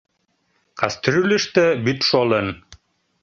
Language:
Mari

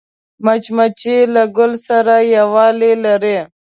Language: Pashto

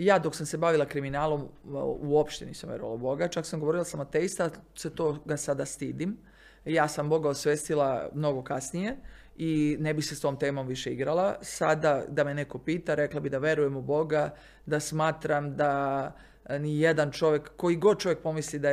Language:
Croatian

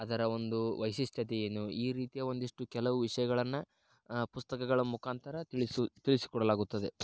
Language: Kannada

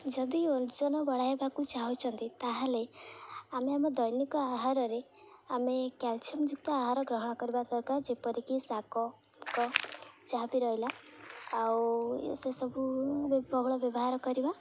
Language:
Odia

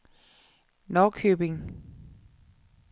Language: Danish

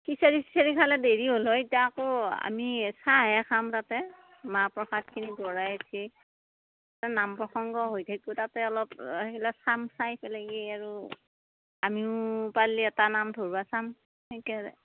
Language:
Assamese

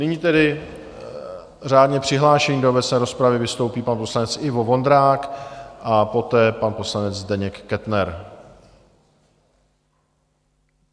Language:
Czech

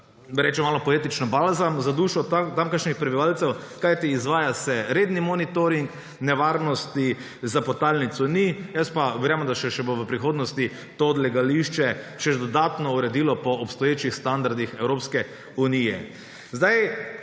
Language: Slovenian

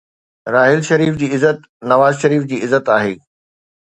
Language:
Sindhi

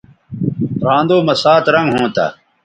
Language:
Bateri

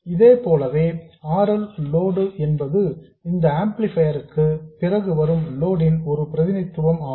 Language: Tamil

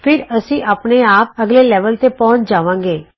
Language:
Punjabi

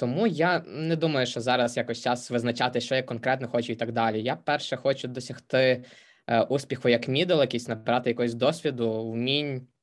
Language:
Ukrainian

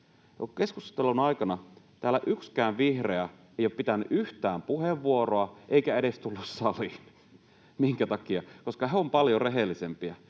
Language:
Finnish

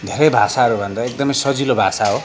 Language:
Nepali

